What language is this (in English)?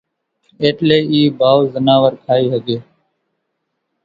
Kachi Koli